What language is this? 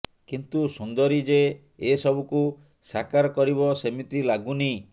Odia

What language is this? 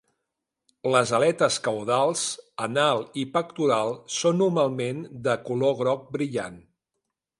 Catalan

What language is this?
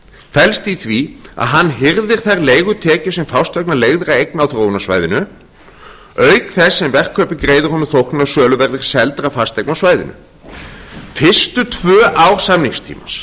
Icelandic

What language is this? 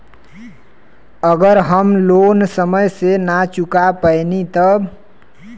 Bhojpuri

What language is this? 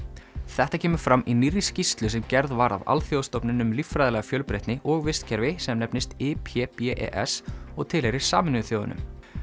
Icelandic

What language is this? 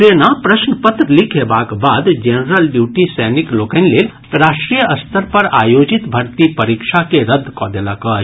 Maithili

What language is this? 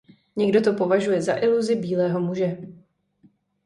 Czech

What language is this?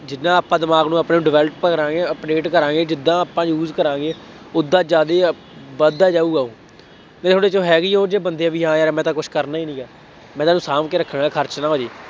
Punjabi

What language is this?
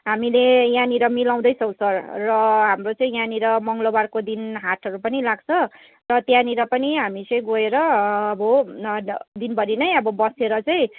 Nepali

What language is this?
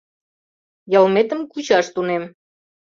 Mari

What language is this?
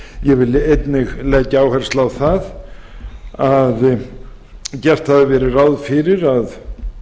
Icelandic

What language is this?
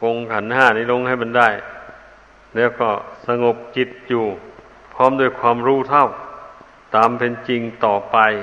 Thai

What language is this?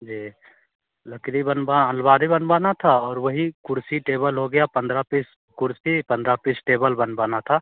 Hindi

